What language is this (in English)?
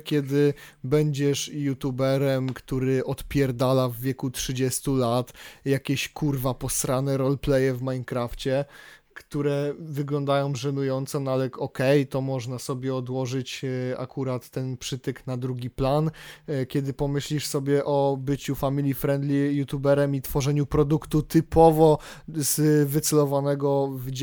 Polish